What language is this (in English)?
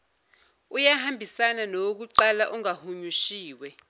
Zulu